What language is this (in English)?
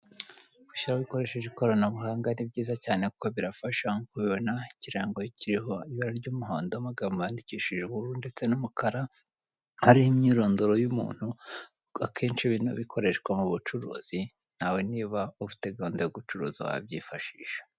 Kinyarwanda